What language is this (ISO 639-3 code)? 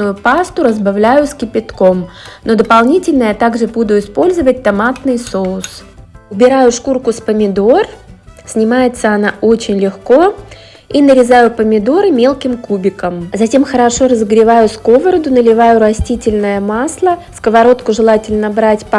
rus